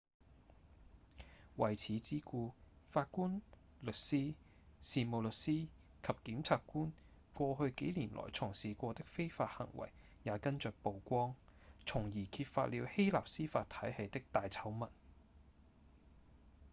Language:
Cantonese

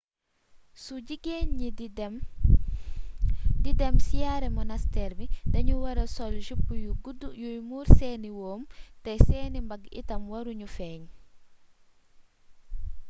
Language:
Wolof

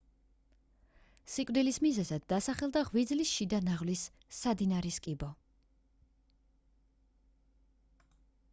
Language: Georgian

